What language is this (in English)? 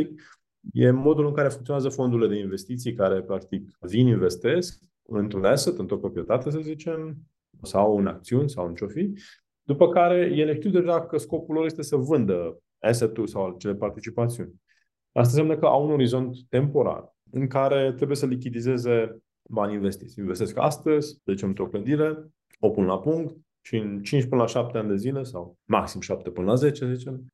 Romanian